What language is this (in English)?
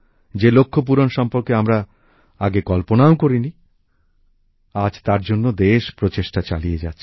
Bangla